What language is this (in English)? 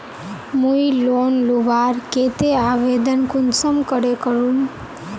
Magahi